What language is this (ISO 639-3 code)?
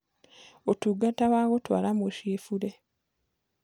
kik